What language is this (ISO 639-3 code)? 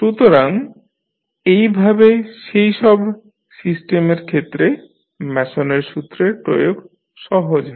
ben